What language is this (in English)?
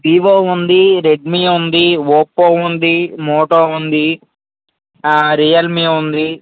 Telugu